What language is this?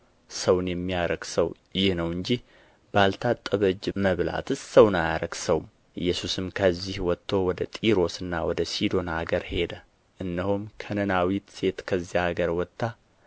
Amharic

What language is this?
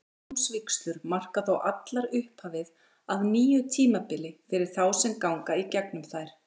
Icelandic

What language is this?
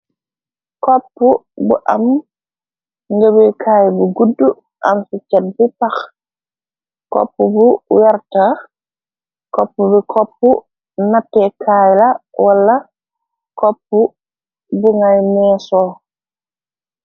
Wolof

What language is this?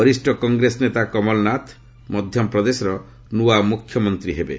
Odia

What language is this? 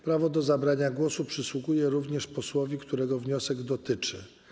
Polish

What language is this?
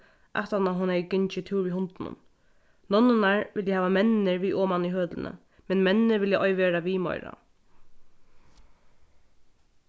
Faroese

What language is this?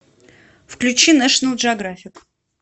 Russian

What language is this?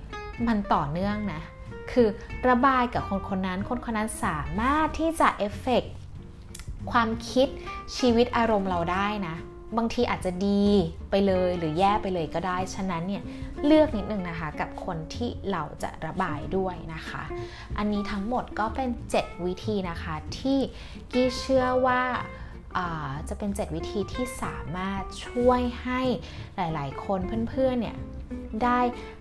Thai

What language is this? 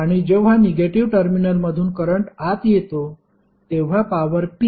Marathi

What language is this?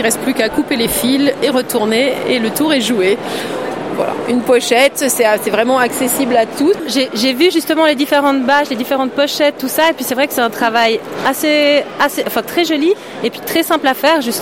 French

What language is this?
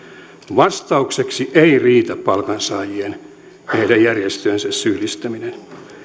Finnish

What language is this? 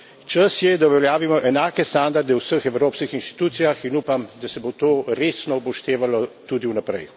Slovenian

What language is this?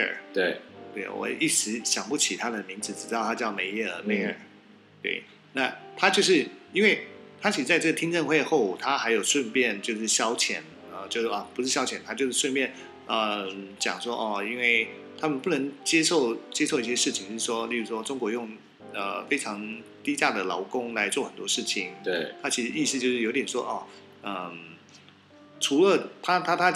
Chinese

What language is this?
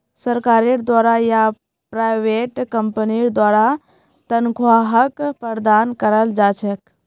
Magahi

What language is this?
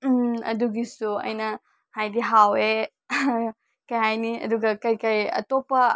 Manipuri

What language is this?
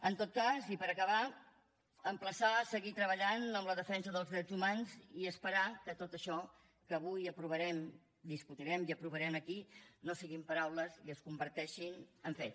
Catalan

